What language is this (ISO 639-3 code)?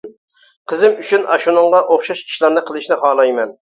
uig